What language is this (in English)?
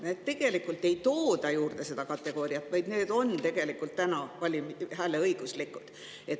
Estonian